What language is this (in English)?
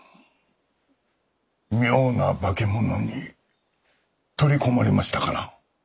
Japanese